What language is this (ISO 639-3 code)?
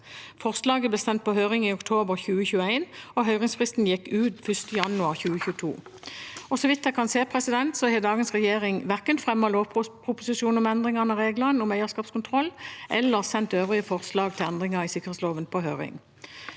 nor